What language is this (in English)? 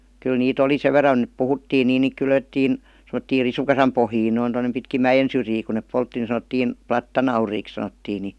Finnish